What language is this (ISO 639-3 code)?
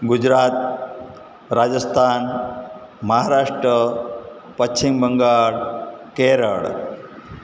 guj